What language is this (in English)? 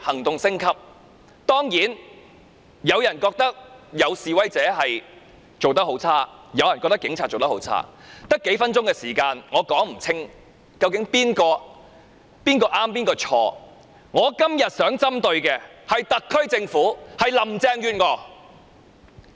Cantonese